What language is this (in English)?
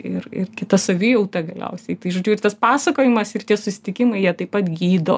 Lithuanian